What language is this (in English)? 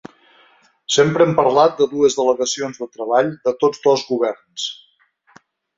Catalan